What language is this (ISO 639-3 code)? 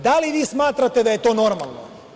srp